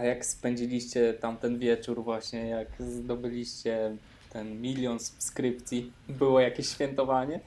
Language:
Polish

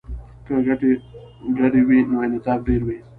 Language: Pashto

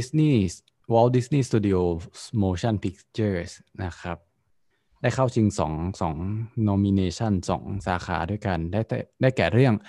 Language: Thai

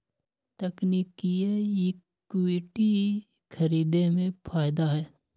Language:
Magahi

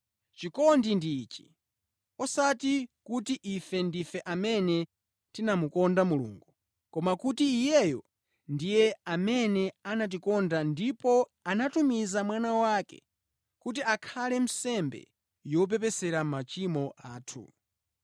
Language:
Nyanja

